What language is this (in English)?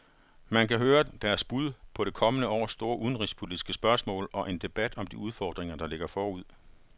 Danish